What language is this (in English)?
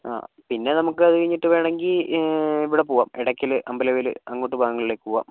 Malayalam